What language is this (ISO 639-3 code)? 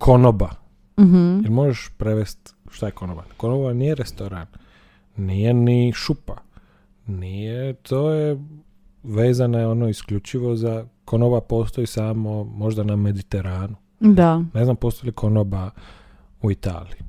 hrv